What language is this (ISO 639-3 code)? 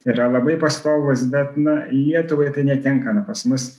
lit